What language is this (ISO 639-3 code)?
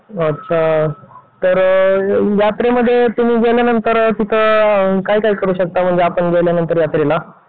mar